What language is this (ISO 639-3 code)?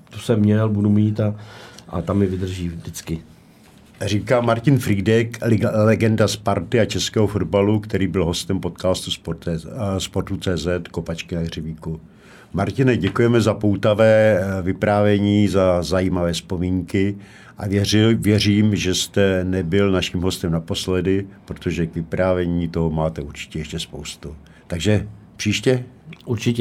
ces